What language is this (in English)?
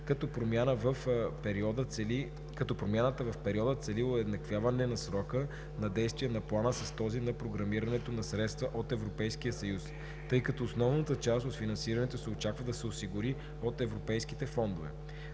Bulgarian